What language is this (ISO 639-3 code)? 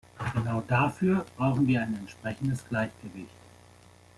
deu